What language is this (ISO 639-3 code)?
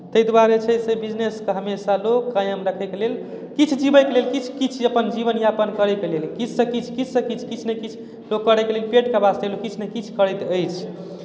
mai